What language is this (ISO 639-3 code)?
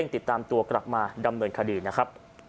tha